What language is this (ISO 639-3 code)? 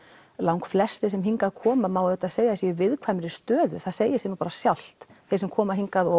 isl